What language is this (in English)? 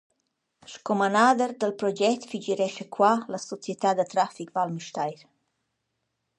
Romansh